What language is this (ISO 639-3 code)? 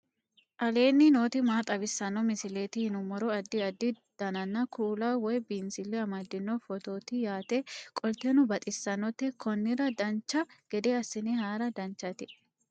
sid